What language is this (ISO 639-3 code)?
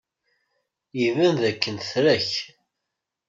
kab